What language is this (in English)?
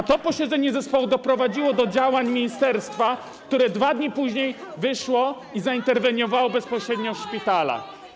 Polish